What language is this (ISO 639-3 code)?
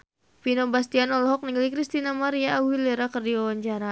sun